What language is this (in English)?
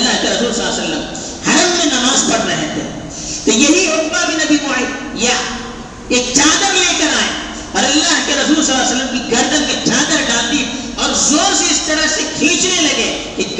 Urdu